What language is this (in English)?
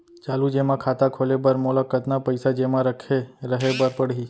Chhattisgarhi